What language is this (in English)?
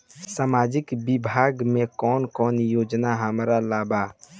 Bhojpuri